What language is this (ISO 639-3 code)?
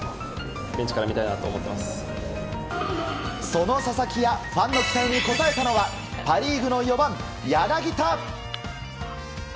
jpn